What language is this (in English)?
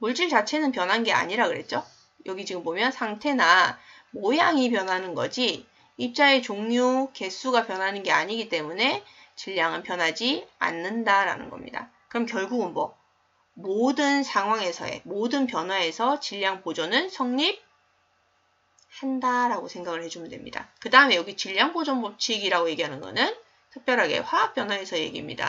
Korean